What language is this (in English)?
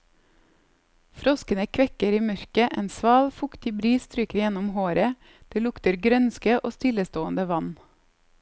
Norwegian